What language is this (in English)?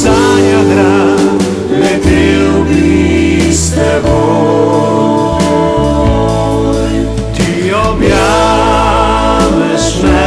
Slovenian